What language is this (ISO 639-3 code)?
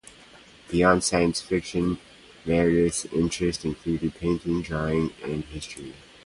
eng